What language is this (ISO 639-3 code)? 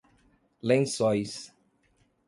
por